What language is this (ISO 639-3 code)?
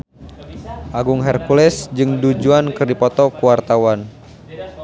sun